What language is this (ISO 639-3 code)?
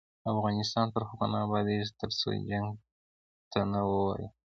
pus